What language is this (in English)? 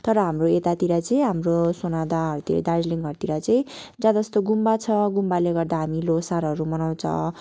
Nepali